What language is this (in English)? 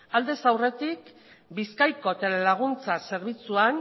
Basque